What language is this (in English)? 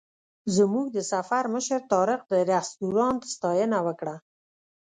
Pashto